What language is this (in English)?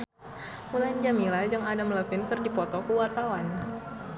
Sundanese